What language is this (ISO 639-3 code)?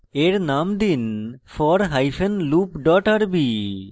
ben